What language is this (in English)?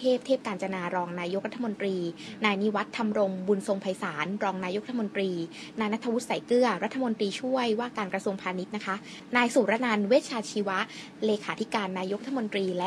Thai